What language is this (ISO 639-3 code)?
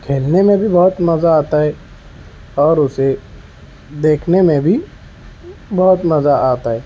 urd